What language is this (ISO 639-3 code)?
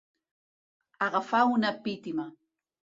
cat